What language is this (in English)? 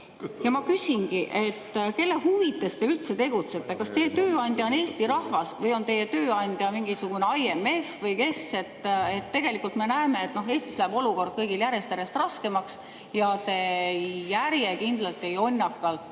Estonian